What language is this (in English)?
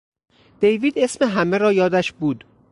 Persian